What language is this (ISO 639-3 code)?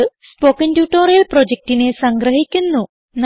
mal